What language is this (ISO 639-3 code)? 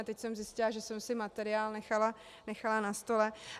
ces